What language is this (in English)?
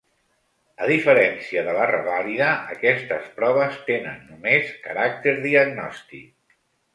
Catalan